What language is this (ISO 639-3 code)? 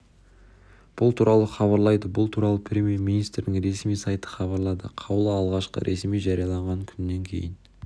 kaz